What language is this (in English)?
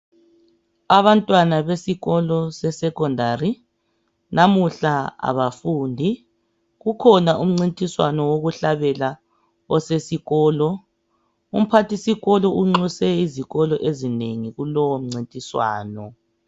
North Ndebele